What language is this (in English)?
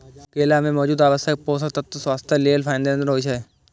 Maithili